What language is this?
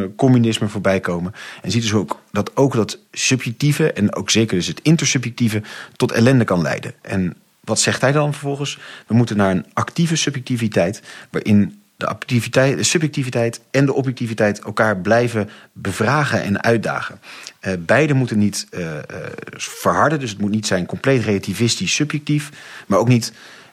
Dutch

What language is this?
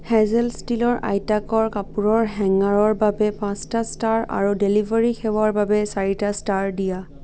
Assamese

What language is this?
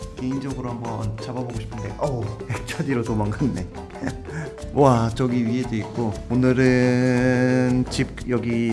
Korean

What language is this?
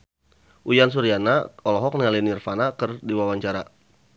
Sundanese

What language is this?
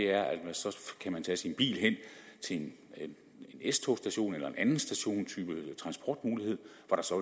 Danish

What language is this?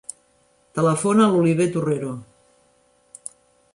Catalan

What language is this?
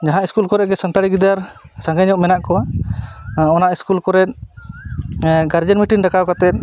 Santali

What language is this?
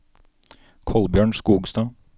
Norwegian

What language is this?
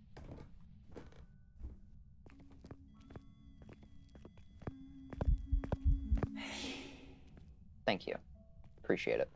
English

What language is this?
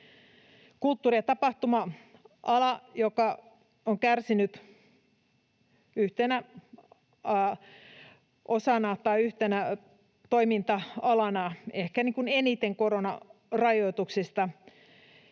Finnish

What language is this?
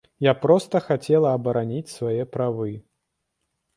Belarusian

